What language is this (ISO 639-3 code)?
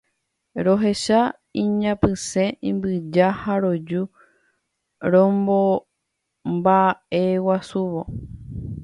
grn